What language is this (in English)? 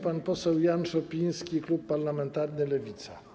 Polish